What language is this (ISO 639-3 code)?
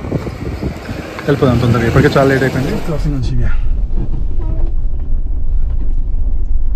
tel